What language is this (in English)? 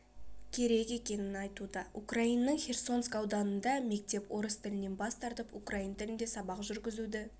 Kazakh